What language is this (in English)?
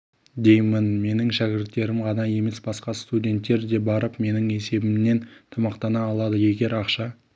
Kazakh